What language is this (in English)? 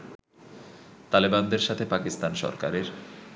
Bangla